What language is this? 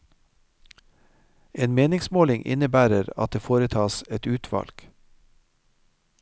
Norwegian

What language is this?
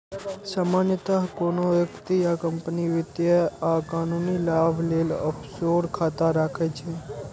Maithili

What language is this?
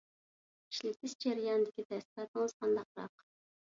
Uyghur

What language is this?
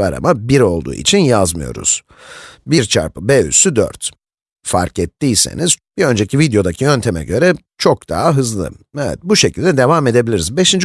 Turkish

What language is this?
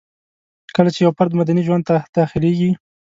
Pashto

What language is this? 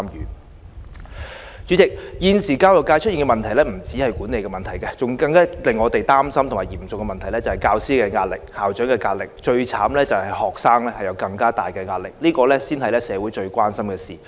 Cantonese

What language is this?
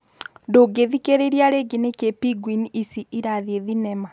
Kikuyu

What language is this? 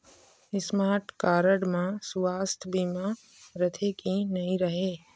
Chhattisgarhi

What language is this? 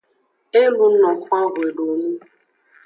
Aja (Benin)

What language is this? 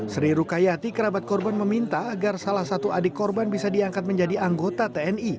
Indonesian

